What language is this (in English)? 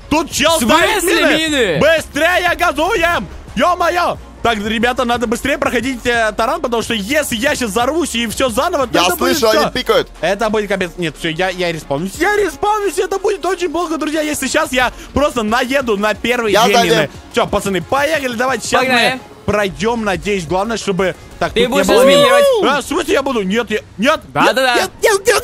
Russian